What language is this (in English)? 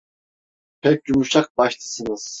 Turkish